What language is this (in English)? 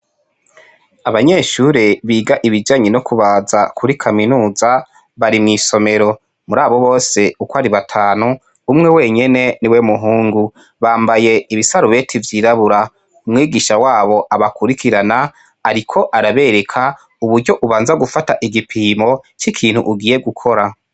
Rundi